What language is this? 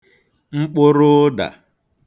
Igbo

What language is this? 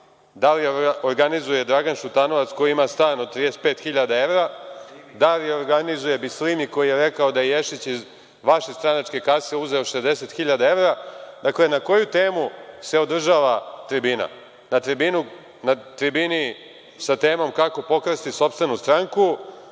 Serbian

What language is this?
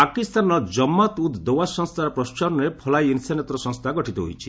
Odia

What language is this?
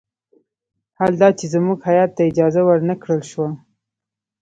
Pashto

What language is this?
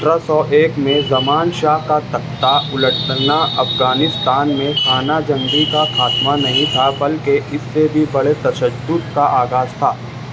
Urdu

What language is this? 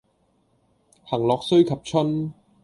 Cantonese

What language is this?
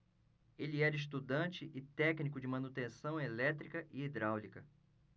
Portuguese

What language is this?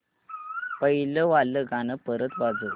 Marathi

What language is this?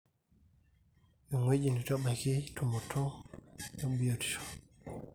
Masai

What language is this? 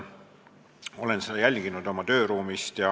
Estonian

